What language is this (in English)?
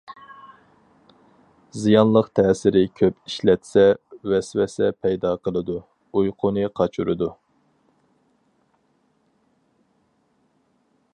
Uyghur